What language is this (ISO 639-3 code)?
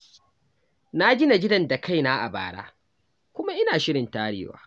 hau